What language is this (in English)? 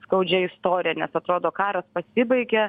Lithuanian